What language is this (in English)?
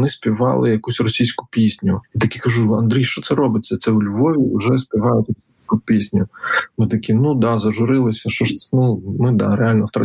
Ukrainian